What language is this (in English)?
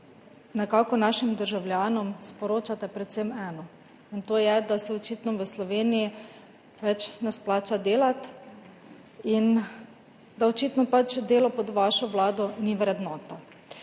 Slovenian